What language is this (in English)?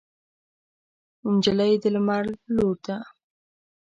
Pashto